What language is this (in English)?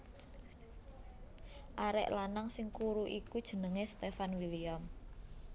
Javanese